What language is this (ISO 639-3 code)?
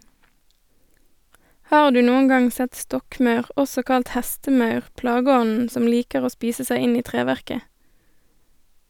nor